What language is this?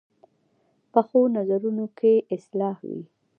Pashto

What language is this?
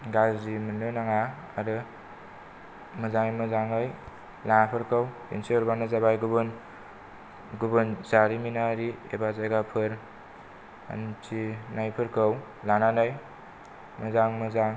Bodo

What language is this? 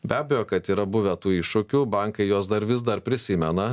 Lithuanian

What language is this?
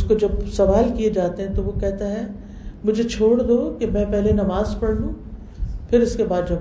Urdu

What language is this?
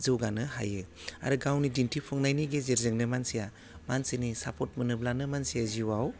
Bodo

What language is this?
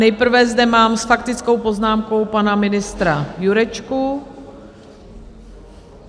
Czech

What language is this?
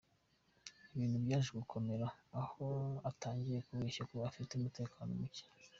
Kinyarwanda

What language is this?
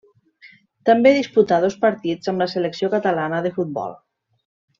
Catalan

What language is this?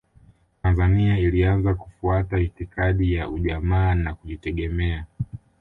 Swahili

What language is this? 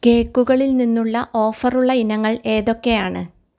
Malayalam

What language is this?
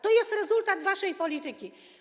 Polish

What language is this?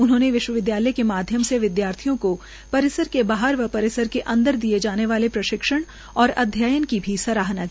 Hindi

